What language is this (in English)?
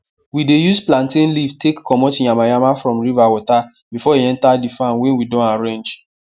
Nigerian Pidgin